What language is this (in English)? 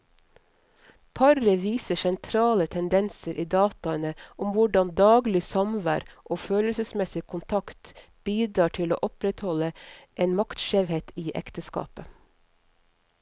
Norwegian